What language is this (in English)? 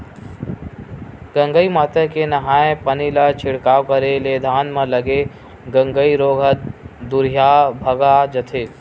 Chhattisgarhi